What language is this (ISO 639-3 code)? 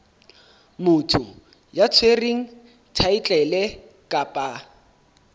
sot